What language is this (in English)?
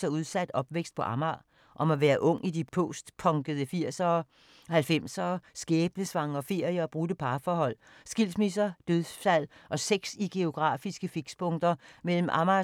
Danish